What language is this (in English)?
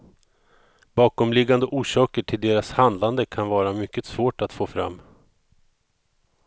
Swedish